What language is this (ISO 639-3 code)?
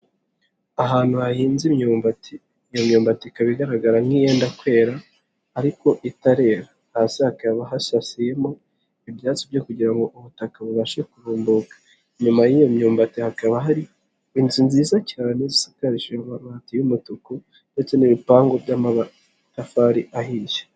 kin